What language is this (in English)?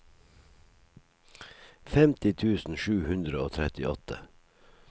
Norwegian